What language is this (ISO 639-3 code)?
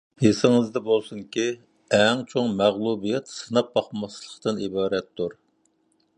uig